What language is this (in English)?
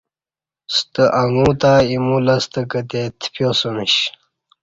Kati